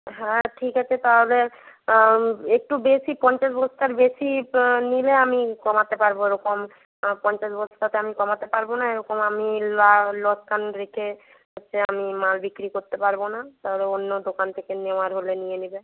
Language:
Bangla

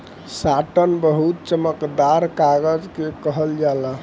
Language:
Bhojpuri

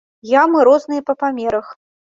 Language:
Belarusian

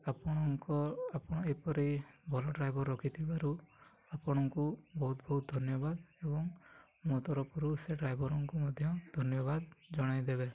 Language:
Odia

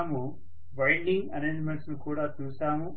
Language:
Telugu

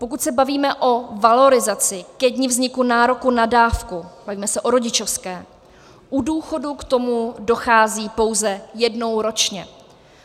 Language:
Czech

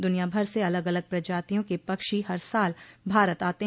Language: Hindi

